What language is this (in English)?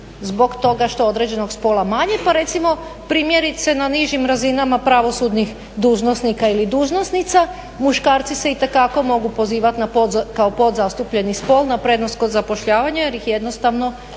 Croatian